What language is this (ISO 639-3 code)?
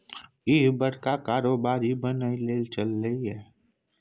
mai